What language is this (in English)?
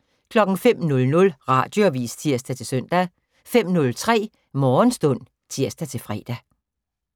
Danish